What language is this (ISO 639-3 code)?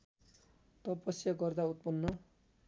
nep